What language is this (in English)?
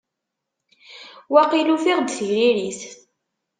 Kabyle